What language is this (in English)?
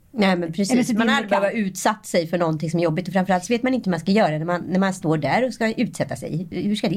Swedish